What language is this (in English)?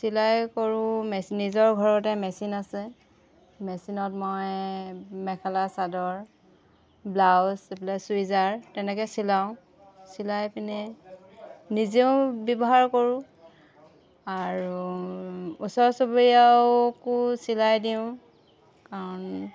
Assamese